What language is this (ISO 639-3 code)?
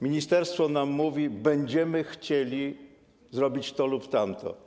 pol